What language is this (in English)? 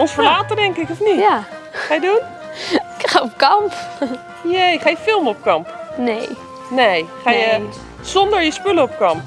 Dutch